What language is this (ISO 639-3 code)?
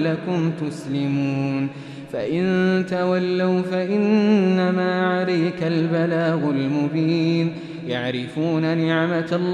ara